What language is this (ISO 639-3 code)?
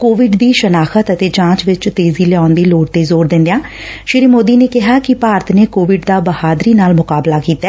pan